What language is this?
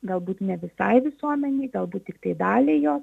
Lithuanian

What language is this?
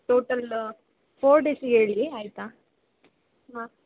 Kannada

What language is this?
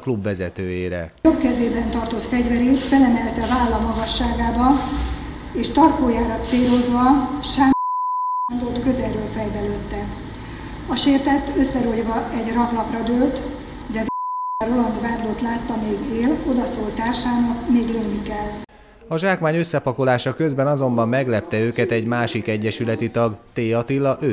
Hungarian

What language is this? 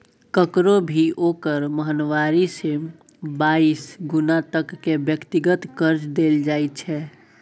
Maithili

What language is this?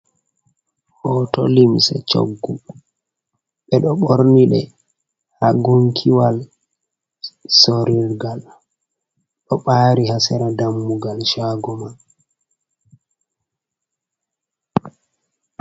Fula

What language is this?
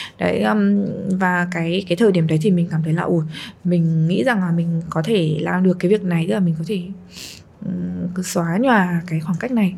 Vietnamese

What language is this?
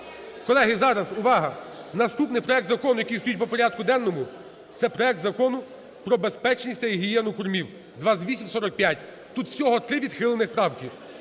Ukrainian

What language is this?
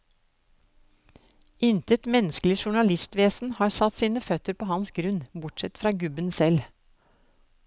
Norwegian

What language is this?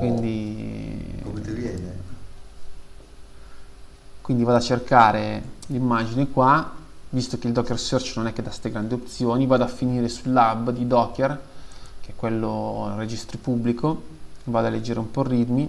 Italian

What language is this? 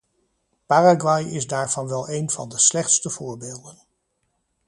Dutch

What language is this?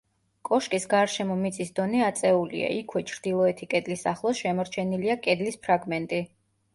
Georgian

